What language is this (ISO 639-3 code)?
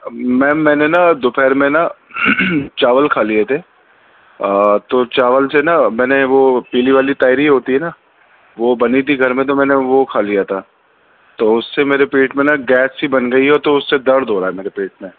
urd